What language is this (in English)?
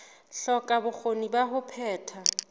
Southern Sotho